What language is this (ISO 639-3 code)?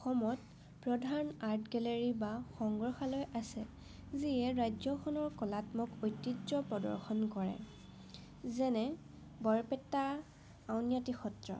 asm